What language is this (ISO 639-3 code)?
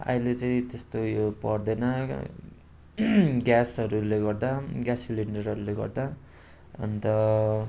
nep